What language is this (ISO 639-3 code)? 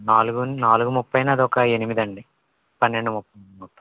tel